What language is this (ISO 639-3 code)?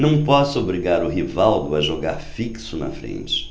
por